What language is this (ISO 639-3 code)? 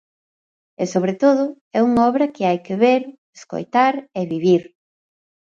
glg